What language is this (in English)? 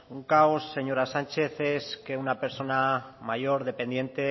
Spanish